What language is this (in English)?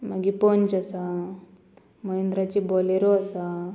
Konkani